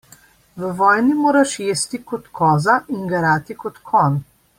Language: Slovenian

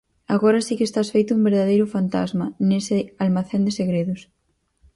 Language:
Galician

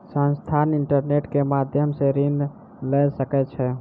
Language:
Maithili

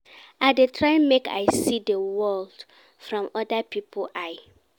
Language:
Nigerian Pidgin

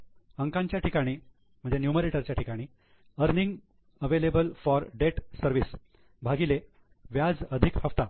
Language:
Marathi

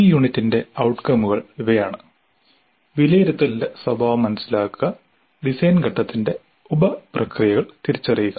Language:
Malayalam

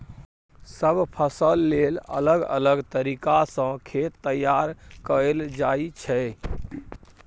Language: Maithili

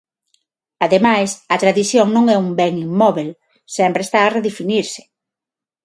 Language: Galician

